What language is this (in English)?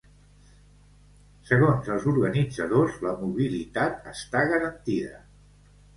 Catalan